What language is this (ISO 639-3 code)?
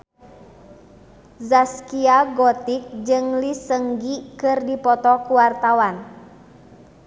sun